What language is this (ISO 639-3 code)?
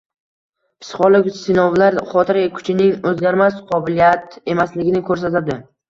uzb